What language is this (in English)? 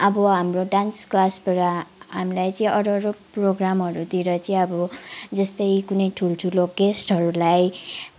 Nepali